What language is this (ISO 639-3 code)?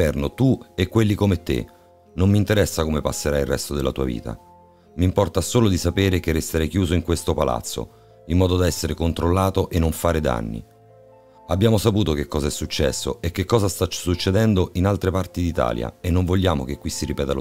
ita